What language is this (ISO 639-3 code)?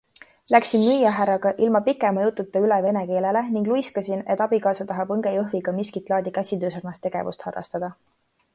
est